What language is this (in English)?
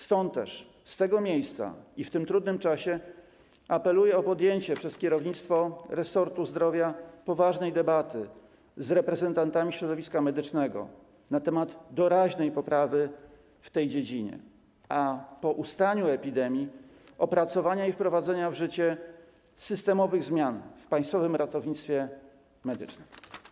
Polish